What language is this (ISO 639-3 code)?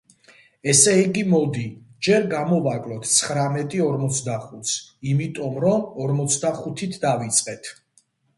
kat